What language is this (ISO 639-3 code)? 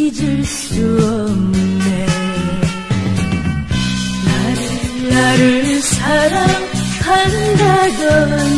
kor